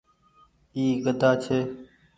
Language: Goaria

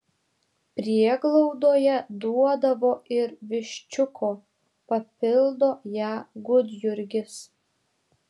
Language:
Lithuanian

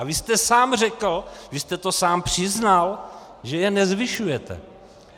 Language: Czech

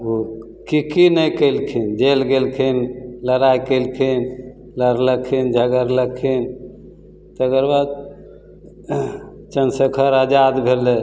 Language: Maithili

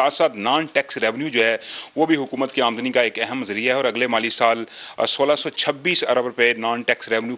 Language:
Hindi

